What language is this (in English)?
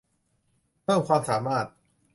Thai